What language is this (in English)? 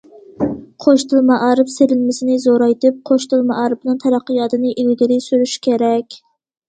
Uyghur